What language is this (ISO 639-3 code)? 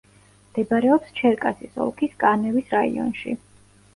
kat